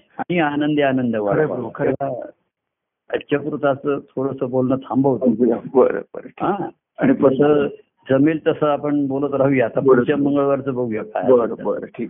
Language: Marathi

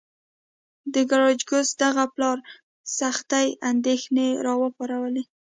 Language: Pashto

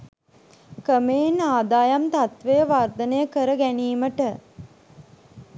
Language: Sinhala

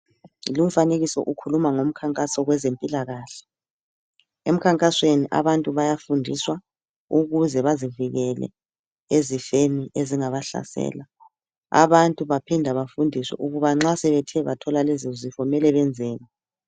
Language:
North Ndebele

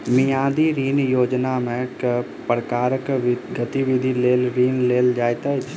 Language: Maithili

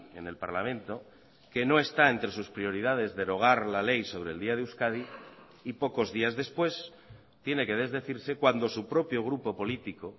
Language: Spanish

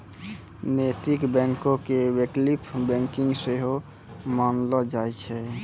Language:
Maithili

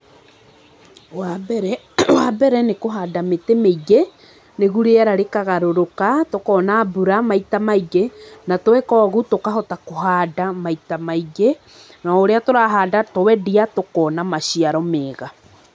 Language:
Kikuyu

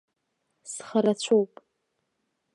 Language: Abkhazian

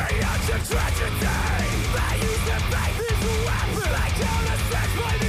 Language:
Dutch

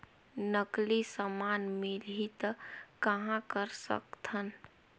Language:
Chhattisgarhi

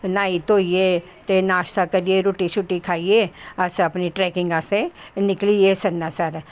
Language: Dogri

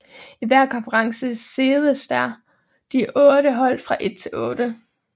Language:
Danish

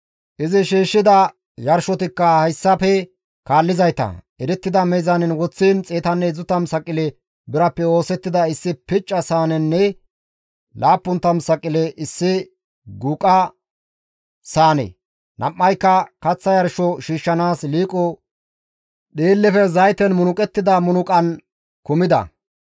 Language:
Gamo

